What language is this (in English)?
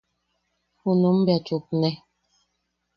Yaqui